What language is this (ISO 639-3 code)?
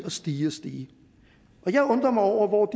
dan